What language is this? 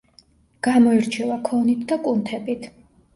Georgian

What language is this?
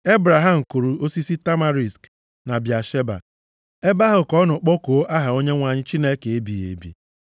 Igbo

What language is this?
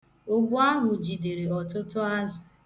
Igbo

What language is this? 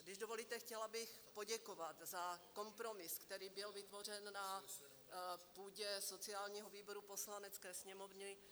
Czech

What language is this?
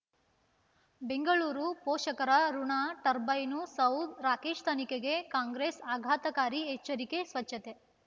Kannada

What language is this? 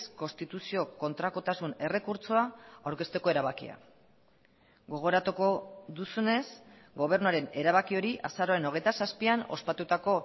Basque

